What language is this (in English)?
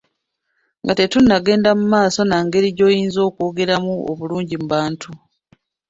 Ganda